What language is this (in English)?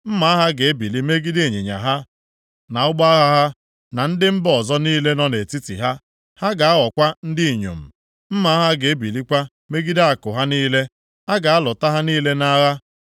Igbo